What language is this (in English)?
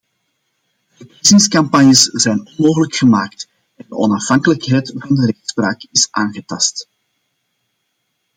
Dutch